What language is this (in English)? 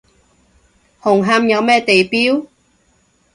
Cantonese